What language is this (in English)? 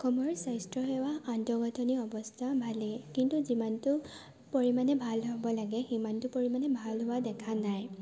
Assamese